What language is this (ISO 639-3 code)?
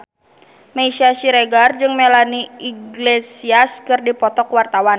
sun